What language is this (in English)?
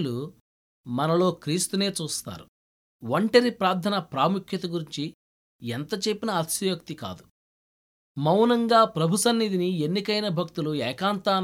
Telugu